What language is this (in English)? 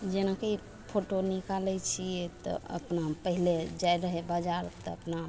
Maithili